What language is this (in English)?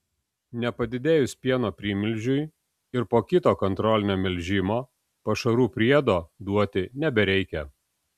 Lithuanian